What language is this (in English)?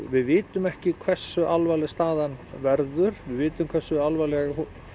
Icelandic